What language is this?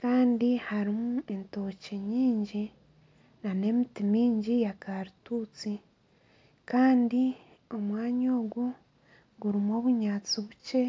Nyankole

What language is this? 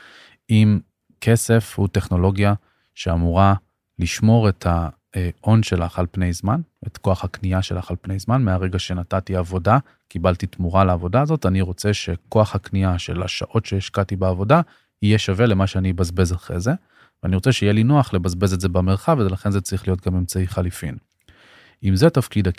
Hebrew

